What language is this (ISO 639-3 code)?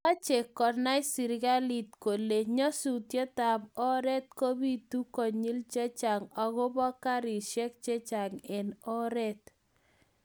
kln